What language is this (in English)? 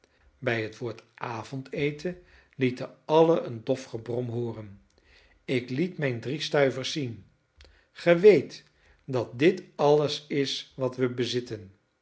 Dutch